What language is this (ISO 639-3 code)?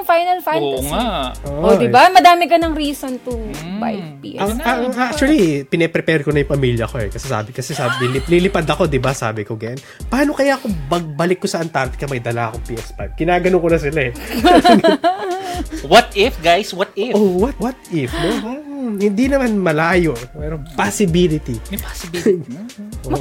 fil